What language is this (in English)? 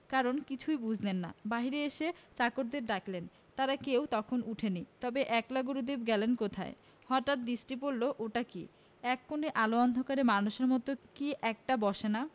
Bangla